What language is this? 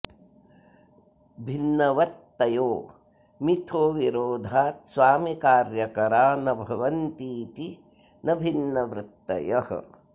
Sanskrit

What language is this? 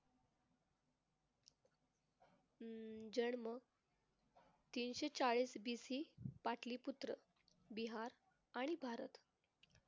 Marathi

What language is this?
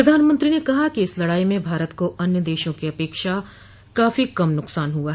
Hindi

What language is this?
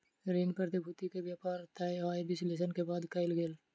Maithili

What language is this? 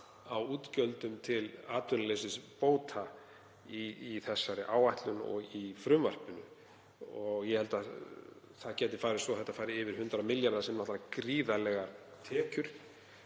Icelandic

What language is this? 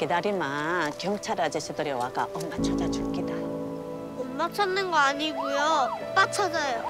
Korean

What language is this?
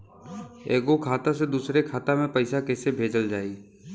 Bhojpuri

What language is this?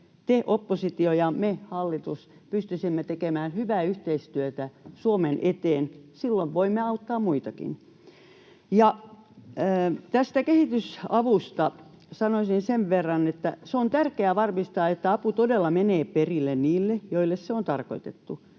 Finnish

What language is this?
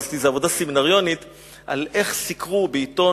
Hebrew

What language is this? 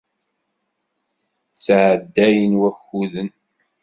Kabyle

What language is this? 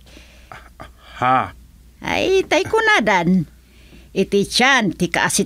Filipino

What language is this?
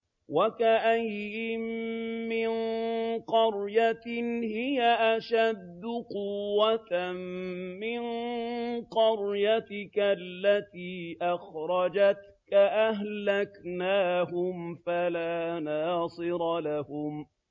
Arabic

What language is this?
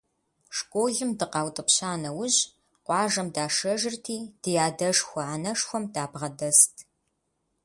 Kabardian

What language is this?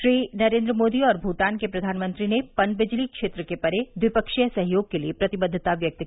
Hindi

